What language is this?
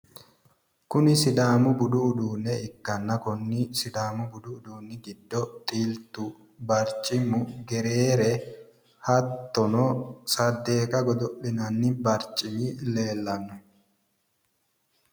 Sidamo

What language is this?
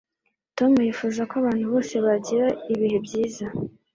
Kinyarwanda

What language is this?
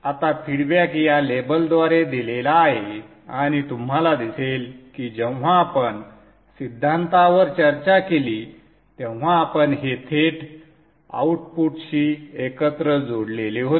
Marathi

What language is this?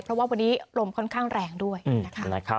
Thai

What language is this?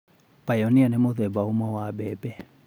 Kikuyu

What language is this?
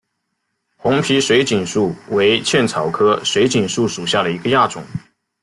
Chinese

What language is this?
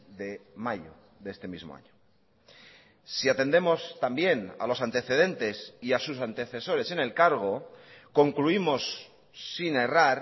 Spanish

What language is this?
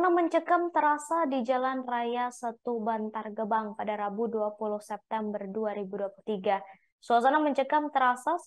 Indonesian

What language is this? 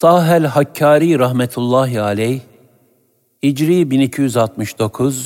Turkish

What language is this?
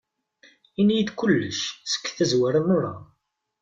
Kabyle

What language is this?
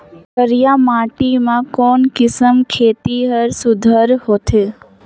Chhattisgarhi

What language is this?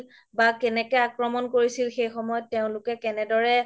Assamese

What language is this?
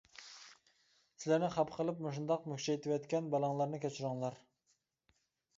Uyghur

